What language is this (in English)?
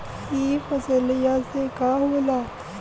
Bhojpuri